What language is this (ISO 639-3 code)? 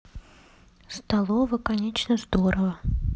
rus